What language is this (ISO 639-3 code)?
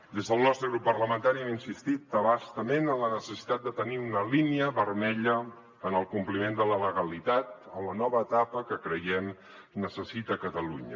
cat